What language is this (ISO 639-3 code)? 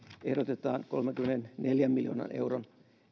fin